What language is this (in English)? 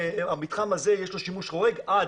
Hebrew